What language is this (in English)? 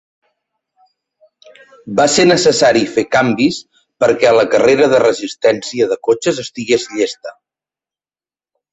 Catalan